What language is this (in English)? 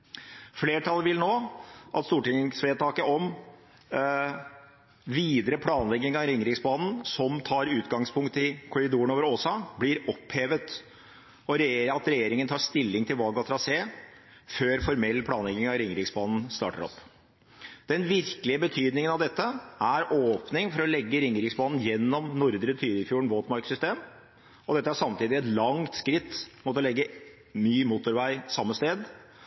Norwegian Bokmål